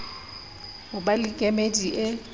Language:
Southern Sotho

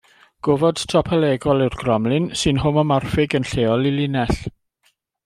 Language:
Welsh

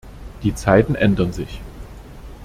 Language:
German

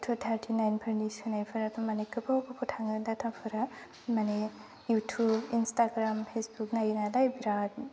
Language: Bodo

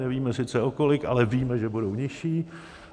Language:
Czech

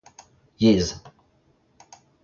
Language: Breton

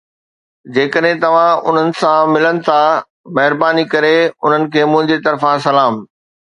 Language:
Sindhi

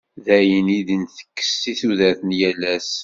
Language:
Kabyle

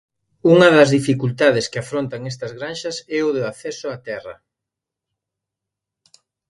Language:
Galician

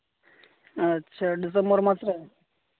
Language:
Santali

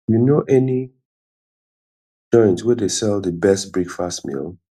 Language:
Nigerian Pidgin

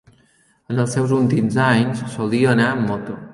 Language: Catalan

